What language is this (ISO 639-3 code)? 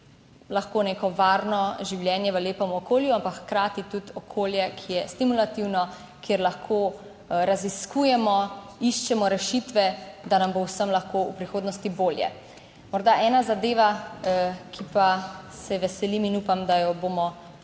slv